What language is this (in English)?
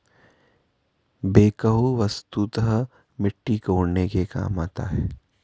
Hindi